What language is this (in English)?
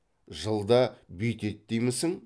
Kazakh